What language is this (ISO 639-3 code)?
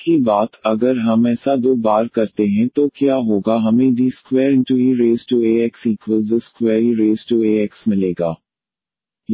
hin